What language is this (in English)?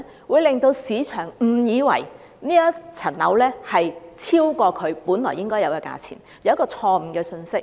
Cantonese